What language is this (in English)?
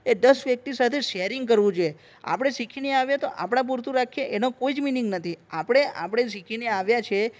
Gujarati